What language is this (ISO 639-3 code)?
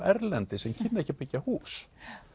isl